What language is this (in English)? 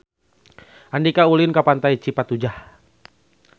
Sundanese